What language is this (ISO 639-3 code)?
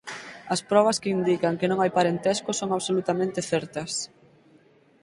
glg